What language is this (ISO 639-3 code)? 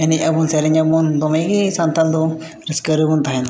sat